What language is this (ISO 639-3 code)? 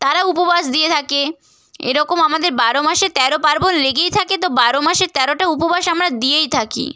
ben